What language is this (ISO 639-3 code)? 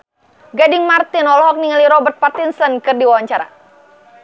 sun